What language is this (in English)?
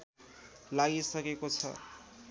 Nepali